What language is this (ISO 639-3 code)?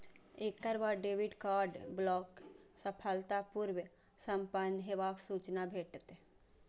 mai